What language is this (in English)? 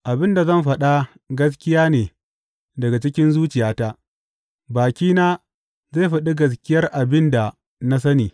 Hausa